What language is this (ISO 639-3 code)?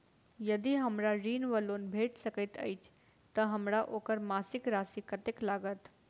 mai